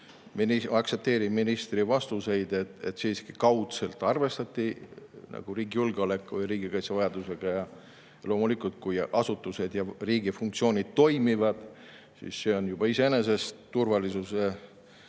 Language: Estonian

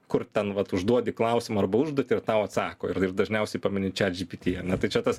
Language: Lithuanian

